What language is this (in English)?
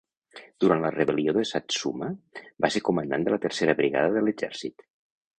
Catalan